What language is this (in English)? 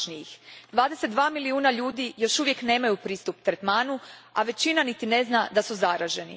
Croatian